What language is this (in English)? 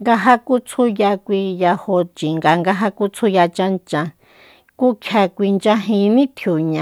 Soyaltepec Mazatec